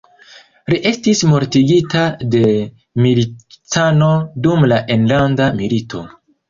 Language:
Esperanto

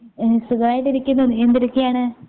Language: Malayalam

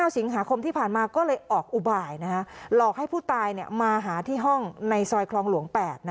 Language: Thai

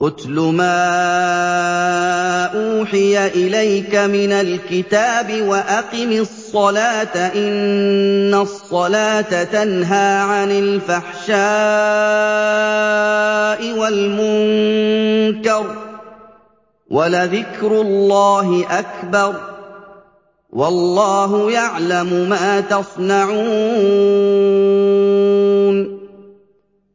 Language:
Arabic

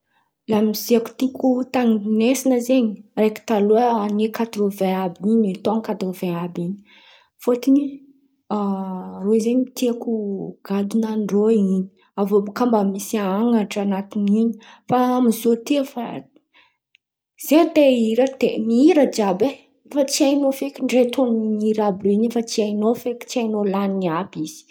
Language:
Antankarana Malagasy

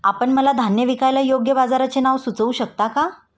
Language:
Marathi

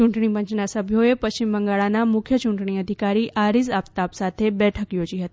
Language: Gujarati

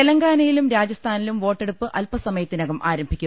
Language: Malayalam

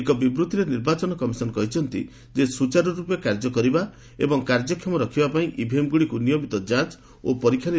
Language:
Odia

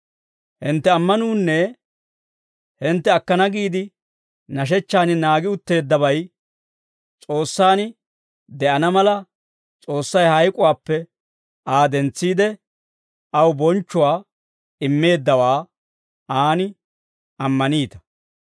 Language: Dawro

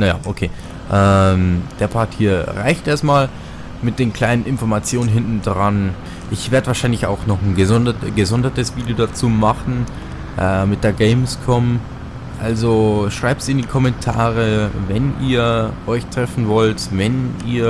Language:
German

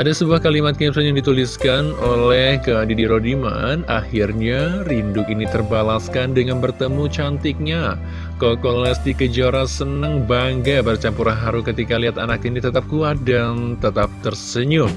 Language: Indonesian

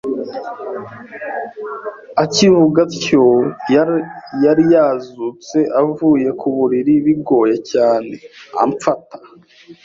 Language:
Kinyarwanda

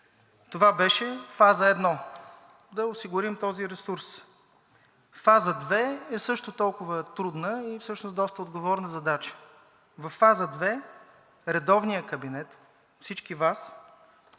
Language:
Bulgarian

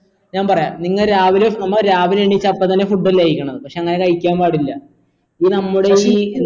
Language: Malayalam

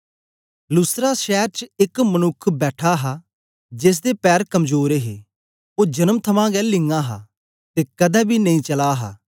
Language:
Dogri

